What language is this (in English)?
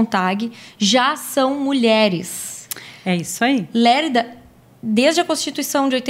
Portuguese